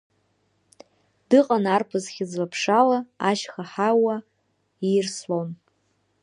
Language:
Abkhazian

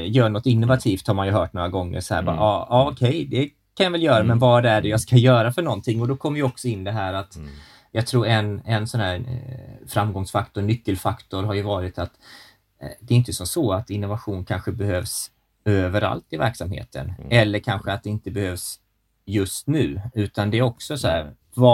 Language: Swedish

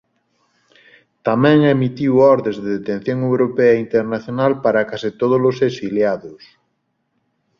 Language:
Galician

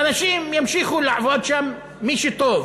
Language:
Hebrew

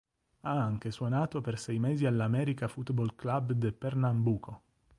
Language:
Italian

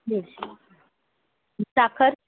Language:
Marathi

